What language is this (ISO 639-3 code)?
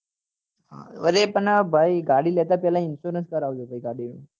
guj